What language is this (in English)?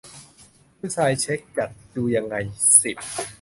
Thai